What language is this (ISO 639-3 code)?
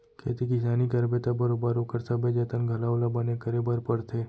hne